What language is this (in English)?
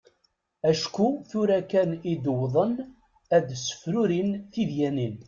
Kabyle